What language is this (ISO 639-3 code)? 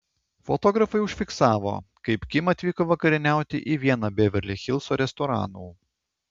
lit